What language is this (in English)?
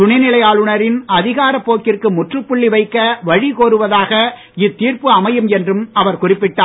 Tamil